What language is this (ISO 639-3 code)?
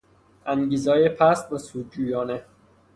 fas